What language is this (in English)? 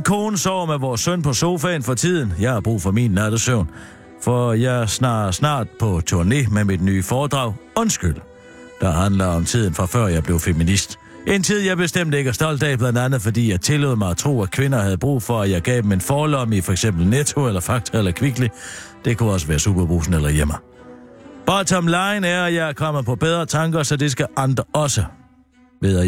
Danish